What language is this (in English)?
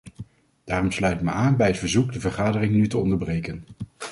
Dutch